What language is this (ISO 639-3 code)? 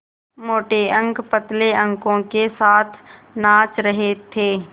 hin